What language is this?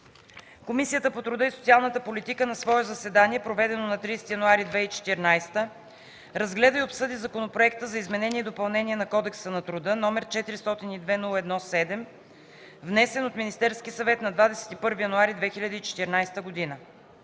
Bulgarian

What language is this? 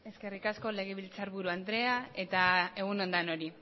Basque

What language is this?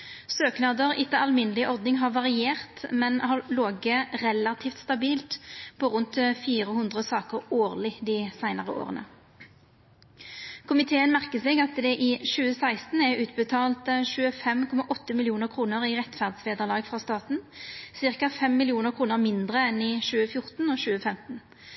Norwegian Nynorsk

